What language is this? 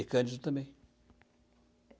Portuguese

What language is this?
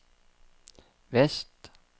Norwegian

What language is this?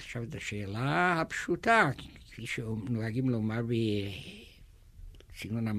Hebrew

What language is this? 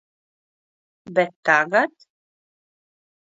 Latvian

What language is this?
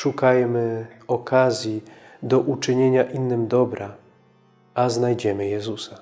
Polish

